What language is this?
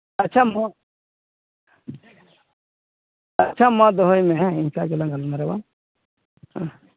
Santali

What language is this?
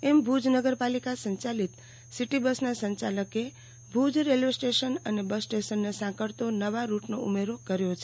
Gujarati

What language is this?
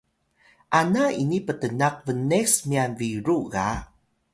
Atayal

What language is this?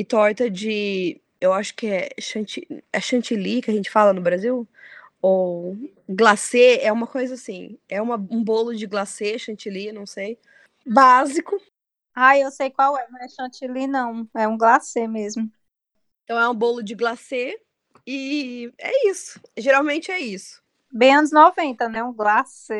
Portuguese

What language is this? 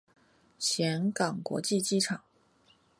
Chinese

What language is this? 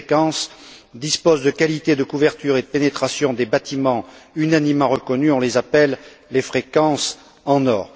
French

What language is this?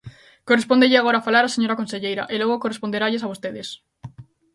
Galician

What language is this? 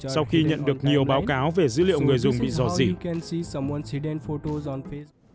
Vietnamese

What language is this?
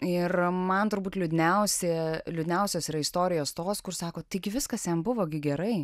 Lithuanian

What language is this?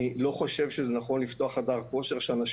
Hebrew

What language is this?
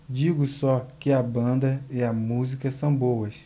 Portuguese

